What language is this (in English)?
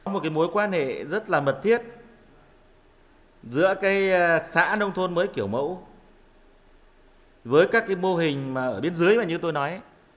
Vietnamese